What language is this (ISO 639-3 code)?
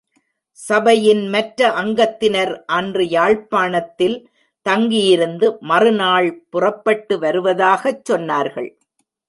tam